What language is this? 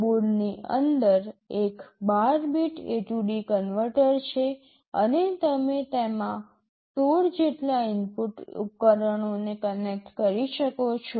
Gujarati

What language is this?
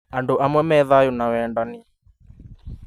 Kikuyu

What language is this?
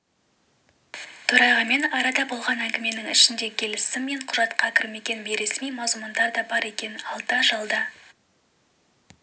Kazakh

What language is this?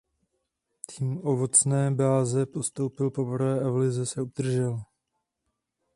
Czech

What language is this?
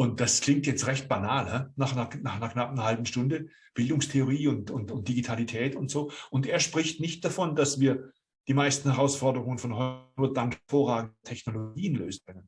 German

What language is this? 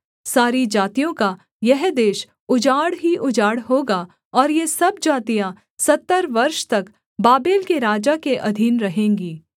Hindi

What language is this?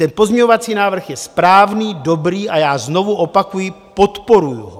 Czech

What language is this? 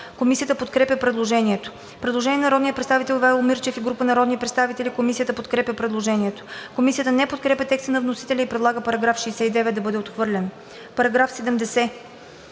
Bulgarian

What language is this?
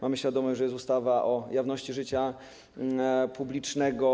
Polish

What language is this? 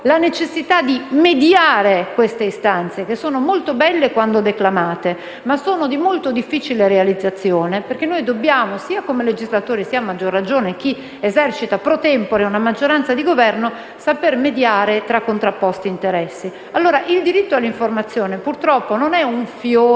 Italian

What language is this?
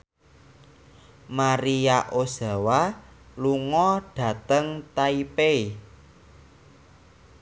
Javanese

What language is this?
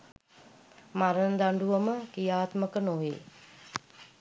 Sinhala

